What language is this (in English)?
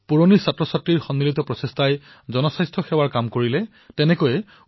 Assamese